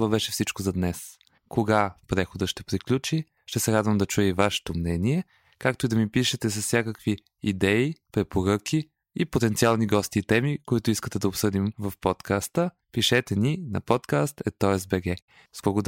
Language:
Bulgarian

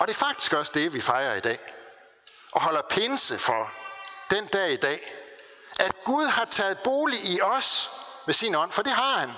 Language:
Danish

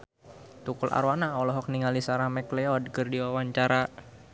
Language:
Sundanese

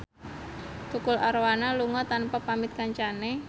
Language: Javanese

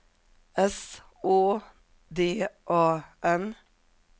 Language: Swedish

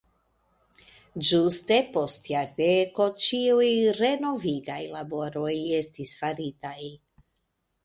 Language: Esperanto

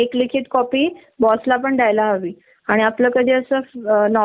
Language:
Marathi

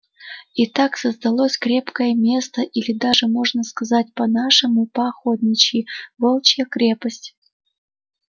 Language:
Russian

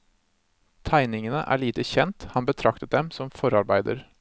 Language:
Norwegian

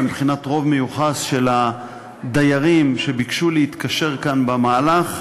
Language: Hebrew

